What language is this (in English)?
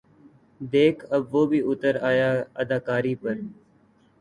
Urdu